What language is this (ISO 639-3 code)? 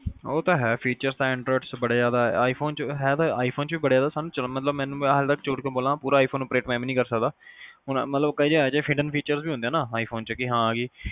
pan